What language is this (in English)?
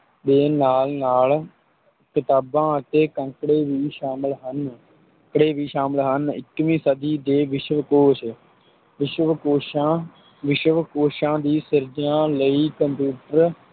Punjabi